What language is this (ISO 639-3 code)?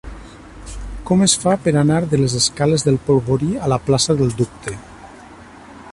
cat